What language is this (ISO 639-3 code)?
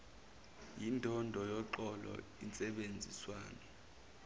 zul